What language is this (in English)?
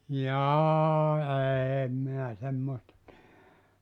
Finnish